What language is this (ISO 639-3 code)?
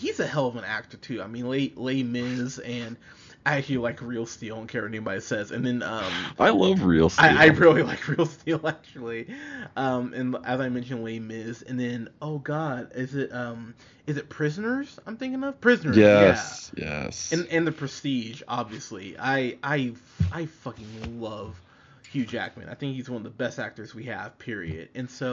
eng